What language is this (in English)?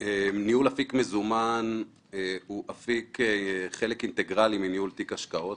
Hebrew